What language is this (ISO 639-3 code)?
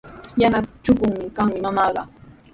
qws